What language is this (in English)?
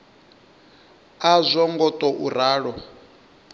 Venda